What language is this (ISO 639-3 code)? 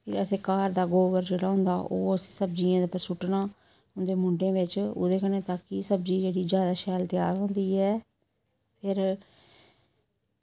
doi